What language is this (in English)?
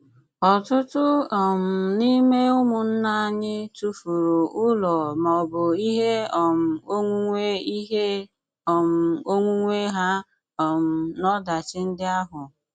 Igbo